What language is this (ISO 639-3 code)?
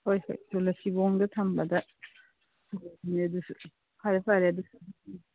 mni